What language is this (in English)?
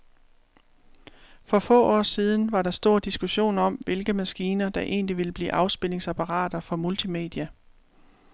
Danish